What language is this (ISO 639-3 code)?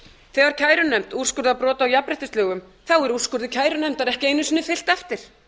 isl